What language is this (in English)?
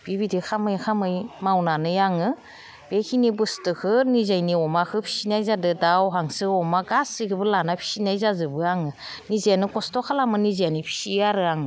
Bodo